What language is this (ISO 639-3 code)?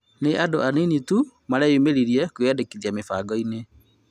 kik